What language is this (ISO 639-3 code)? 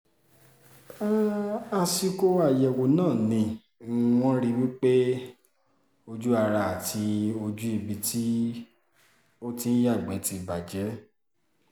yor